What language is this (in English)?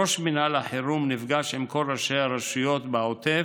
Hebrew